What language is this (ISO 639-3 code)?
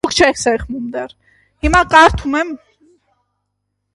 hye